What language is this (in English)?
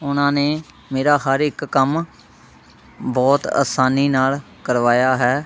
Punjabi